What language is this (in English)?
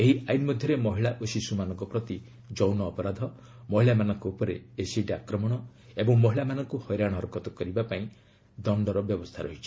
Odia